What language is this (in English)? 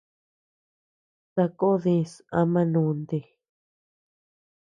Tepeuxila Cuicatec